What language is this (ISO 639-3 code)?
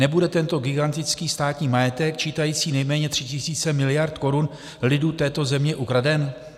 ces